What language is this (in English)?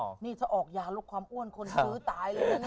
Thai